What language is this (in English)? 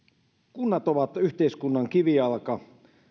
Finnish